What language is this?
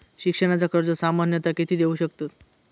Marathi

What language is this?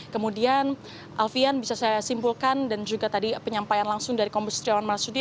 Indonesian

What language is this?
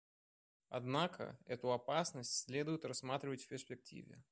Russian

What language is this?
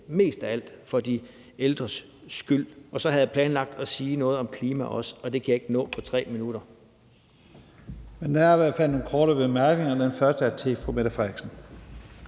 Danish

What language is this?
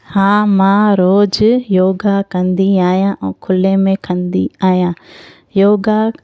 Sindhi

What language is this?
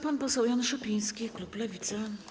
Polish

